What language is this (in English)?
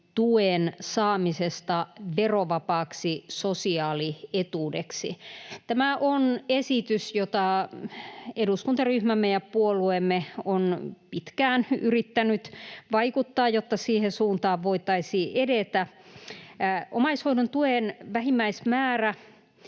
Finnish